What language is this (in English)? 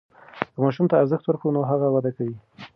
Pashto